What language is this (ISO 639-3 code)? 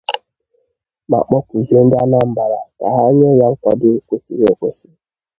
ibo